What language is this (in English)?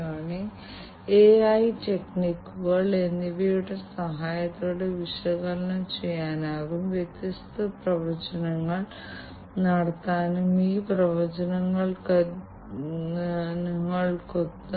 Malayalam